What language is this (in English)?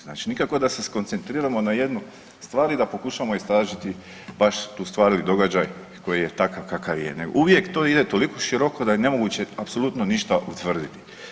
Croatian